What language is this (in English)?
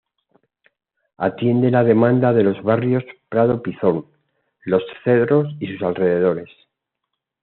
Spanish